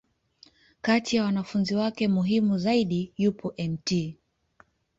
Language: Swahili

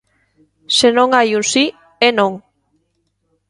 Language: Galician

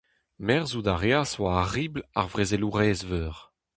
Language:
Breton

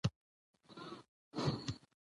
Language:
Pashto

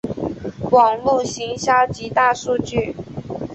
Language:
Chinese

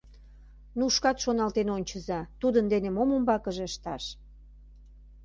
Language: Mari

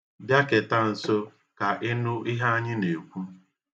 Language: Igbo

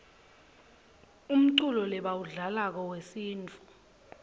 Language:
Swati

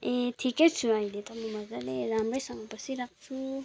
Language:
Nepali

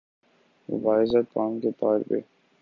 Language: Urdu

